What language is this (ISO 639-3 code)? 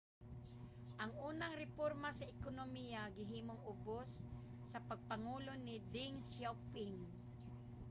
ceb